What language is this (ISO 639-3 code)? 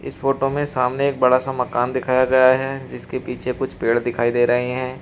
hin